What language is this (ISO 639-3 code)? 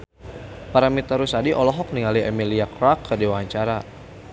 sun